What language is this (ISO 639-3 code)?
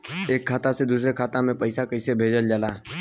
bho